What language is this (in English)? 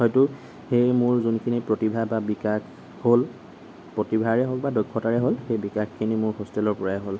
Assamese